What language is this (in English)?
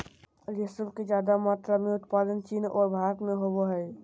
Magahi